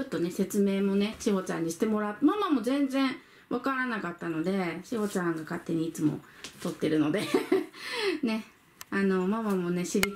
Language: Japanese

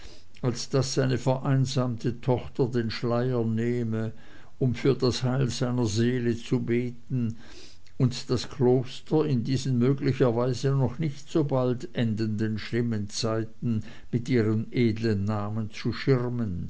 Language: German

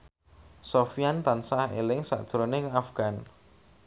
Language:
Javanese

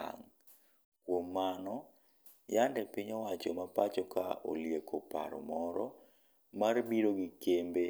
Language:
Luo (Kenya and Tanzania)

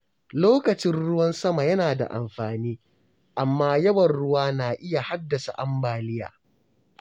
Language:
Hausa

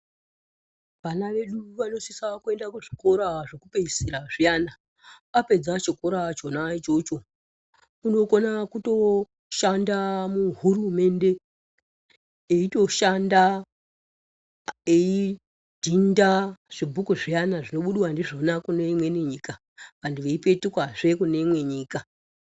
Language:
Ndau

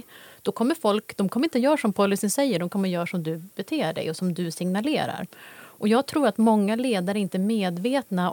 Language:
Swedish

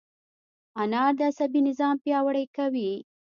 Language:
Pashto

